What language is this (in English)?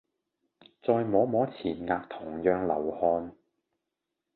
Cantonese